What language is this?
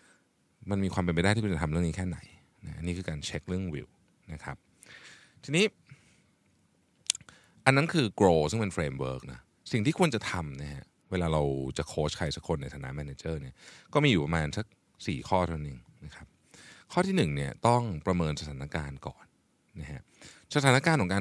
Thai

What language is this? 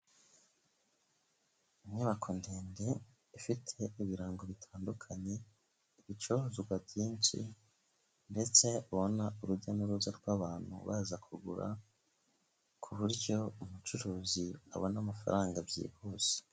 Kinyarwanda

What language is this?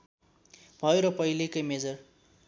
Nepali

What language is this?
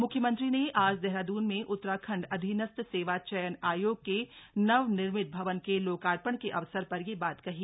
Hindi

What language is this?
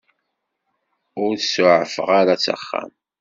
Kabyle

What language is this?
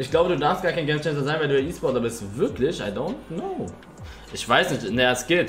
German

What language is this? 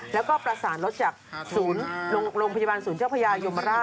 Thai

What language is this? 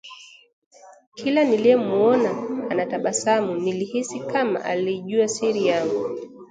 Swahili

